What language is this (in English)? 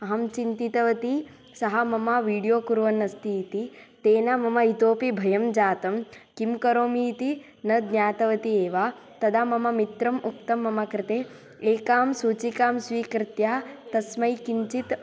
Sanskrit